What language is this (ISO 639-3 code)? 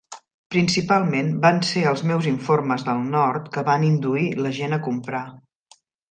cat